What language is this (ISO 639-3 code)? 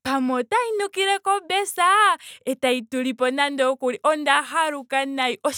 ndo